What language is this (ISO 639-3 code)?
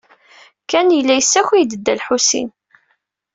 kab